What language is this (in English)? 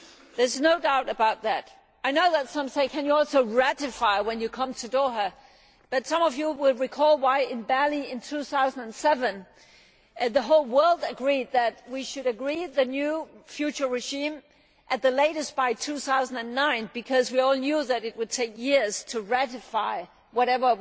English